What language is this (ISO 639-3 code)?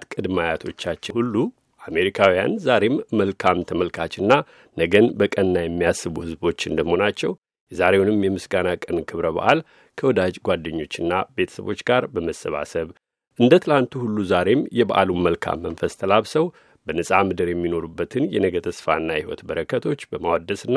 amh